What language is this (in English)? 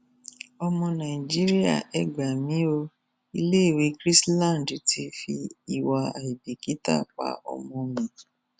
Yoruba